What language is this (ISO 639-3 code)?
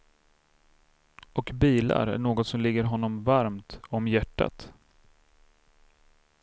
swe